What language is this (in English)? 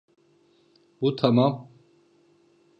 Turkish